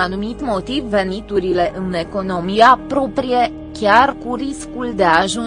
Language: Romanian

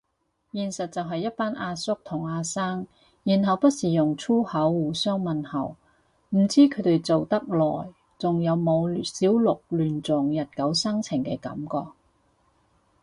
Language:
Cantonese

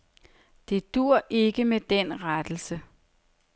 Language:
Danish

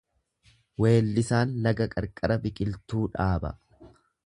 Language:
Oromo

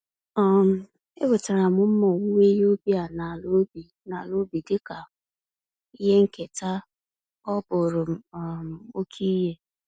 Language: Igbo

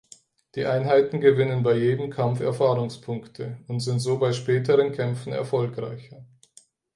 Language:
German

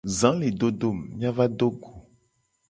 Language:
Gen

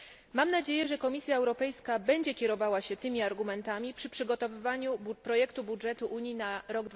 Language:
Polish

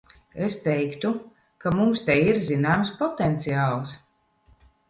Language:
Latvian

